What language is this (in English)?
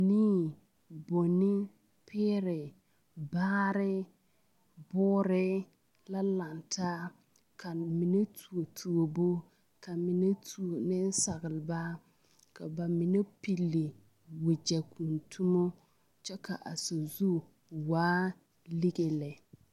Southern Dagaare